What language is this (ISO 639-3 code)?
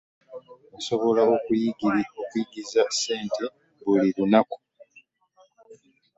lug